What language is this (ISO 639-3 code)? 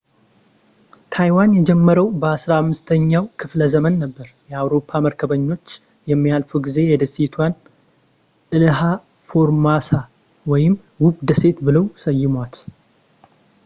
amh